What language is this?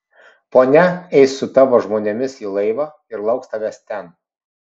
Lithuanian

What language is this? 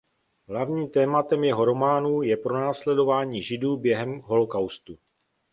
Czech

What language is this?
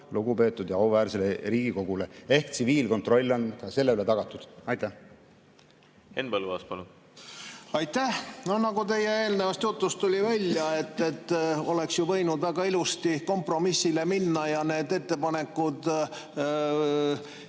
Estonian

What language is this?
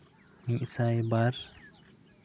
Santali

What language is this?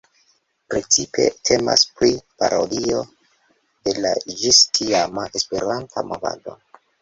Esperanto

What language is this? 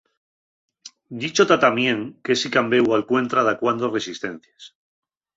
Asturian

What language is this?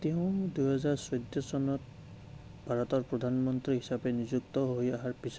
Assamese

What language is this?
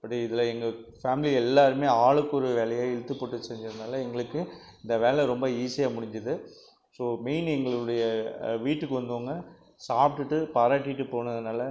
Tamil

